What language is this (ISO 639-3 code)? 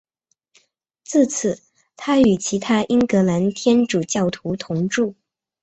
zho